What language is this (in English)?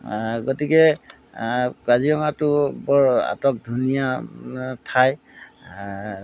Assamese